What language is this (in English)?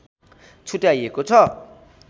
Nepali